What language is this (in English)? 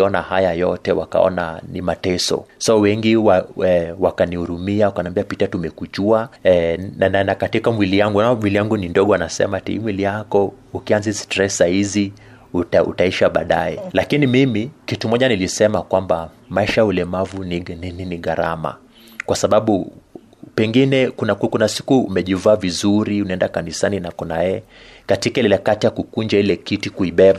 Swahili